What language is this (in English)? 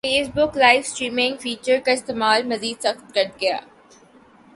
Urdu